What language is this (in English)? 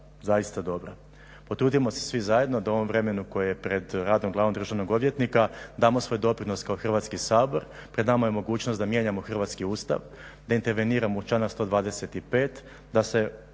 Croatian